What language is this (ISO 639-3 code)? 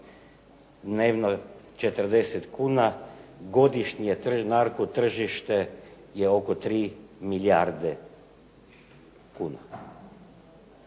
hrv